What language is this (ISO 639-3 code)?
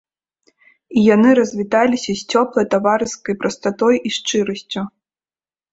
bel